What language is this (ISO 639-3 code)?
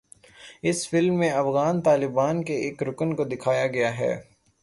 urd